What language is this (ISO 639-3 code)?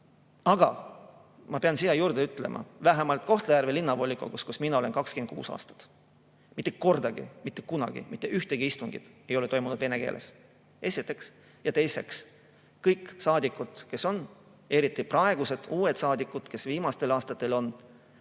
est